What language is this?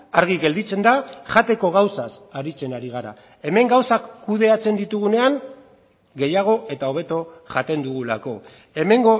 Basque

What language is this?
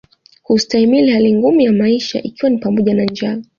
Swahili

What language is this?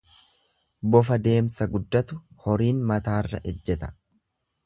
Oromo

